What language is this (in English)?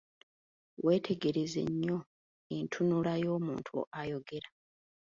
Ganda